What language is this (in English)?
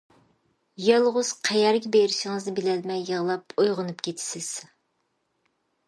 Uyghur